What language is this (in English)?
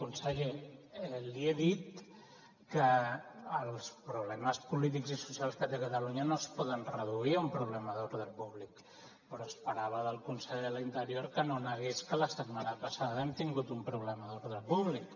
Catalan